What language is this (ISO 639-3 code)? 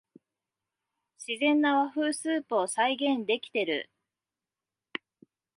jpn